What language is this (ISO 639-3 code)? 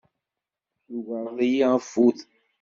kab